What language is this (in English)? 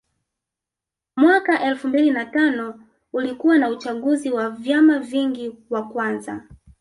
Swahili